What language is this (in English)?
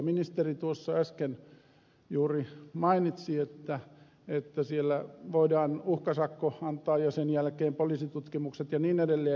Finnish